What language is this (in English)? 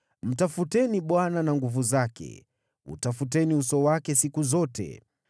Swahili